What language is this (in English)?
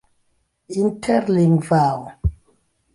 Esperanto